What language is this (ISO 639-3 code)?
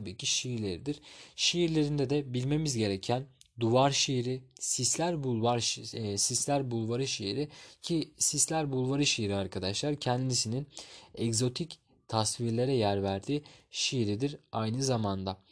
tur